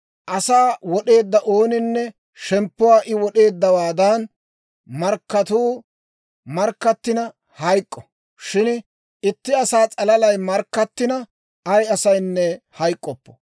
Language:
Dawro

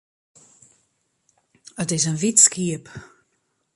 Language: Western Frisian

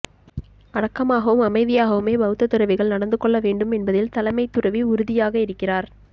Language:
Tamil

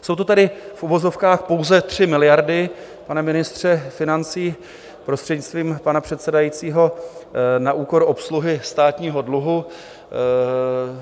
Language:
Czech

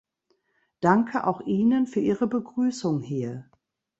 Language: German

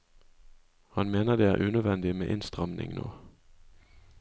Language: Norwegian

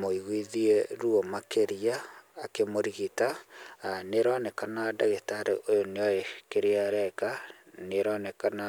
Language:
Kikuyu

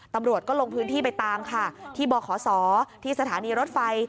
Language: Thai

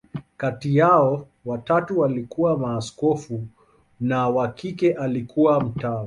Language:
Swahili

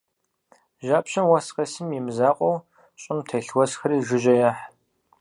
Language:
Kabardian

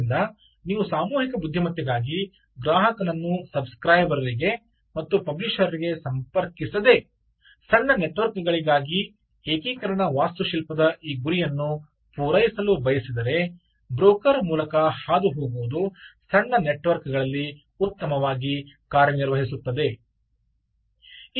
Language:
Kannada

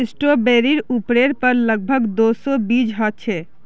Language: Magahi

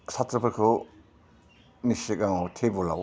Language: Bodo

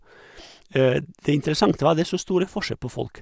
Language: Norwegian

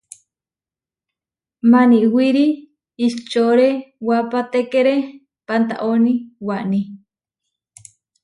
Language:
Huarijio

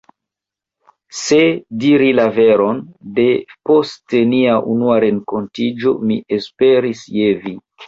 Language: Esperanto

